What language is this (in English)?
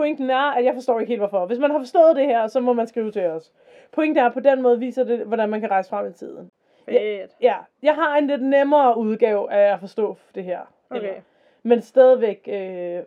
Danish